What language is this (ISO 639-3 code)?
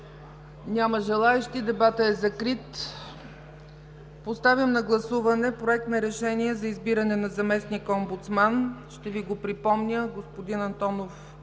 bul